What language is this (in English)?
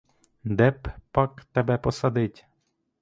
Ukrainian